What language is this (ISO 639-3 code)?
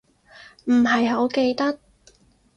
yue